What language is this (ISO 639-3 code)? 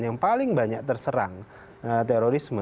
ind